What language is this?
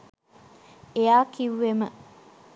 Sinhala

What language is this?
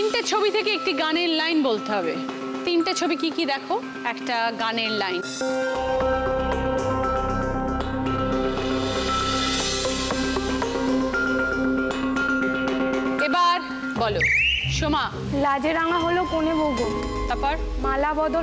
Hindi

